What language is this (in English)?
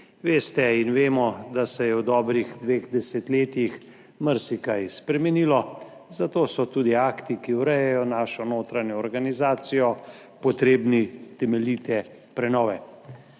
Slovenian